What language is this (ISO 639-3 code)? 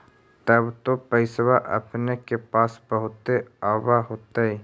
mag